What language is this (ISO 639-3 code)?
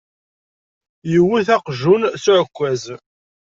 kab